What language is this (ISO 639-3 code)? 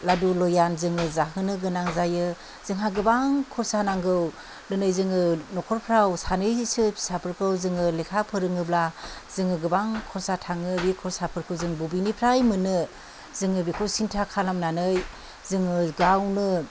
brx